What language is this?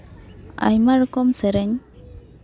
Santali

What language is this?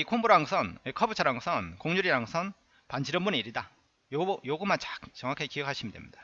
Korean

